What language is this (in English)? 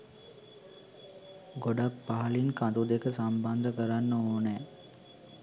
Sinhala